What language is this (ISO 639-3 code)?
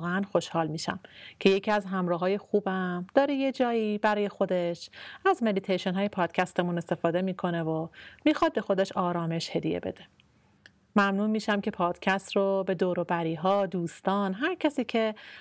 fas